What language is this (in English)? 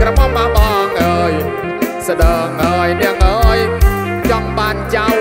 Thai